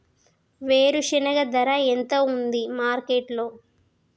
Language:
Telugu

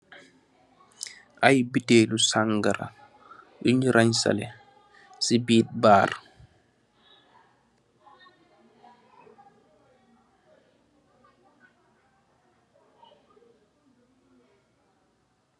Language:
Wolof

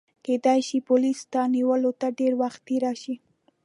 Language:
Pashto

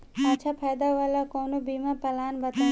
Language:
Bhojpuri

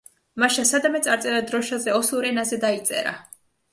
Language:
Georgian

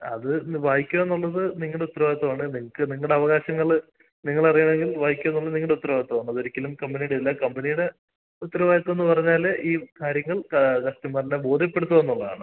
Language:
Malayalam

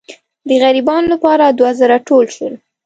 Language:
Pashto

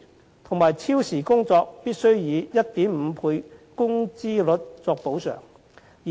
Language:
Cantonese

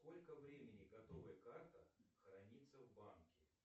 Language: Russian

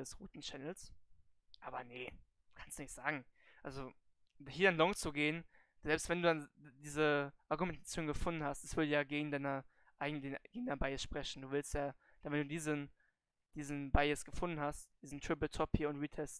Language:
German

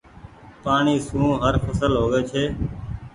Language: Goaria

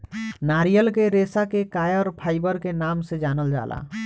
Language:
Bhojpuri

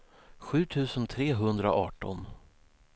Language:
Swedish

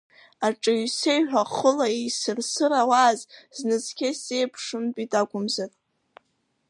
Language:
Abkhazian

